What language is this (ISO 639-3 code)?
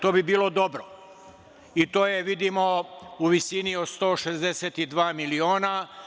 srp